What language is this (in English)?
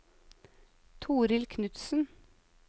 Norwegian